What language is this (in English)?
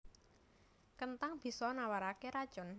Javanese